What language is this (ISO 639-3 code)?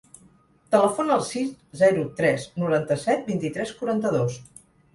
cat